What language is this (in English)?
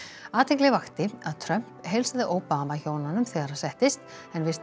Icelandic